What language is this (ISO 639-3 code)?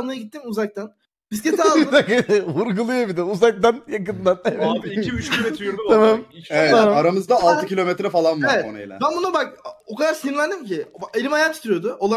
tur